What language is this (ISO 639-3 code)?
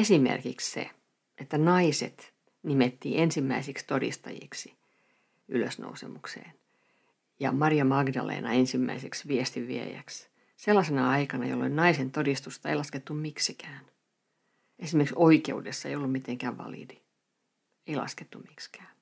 fin